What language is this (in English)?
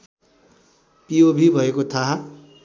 Nepali